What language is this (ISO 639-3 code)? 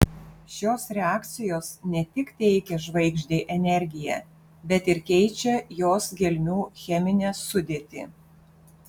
lit